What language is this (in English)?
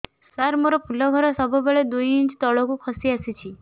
Odia